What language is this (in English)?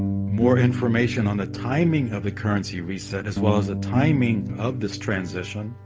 English